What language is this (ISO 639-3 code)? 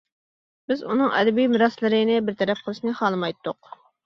uig